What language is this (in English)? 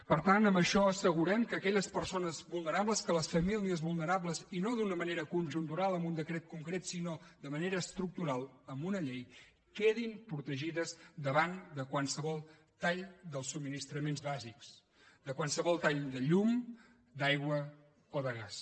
Catalan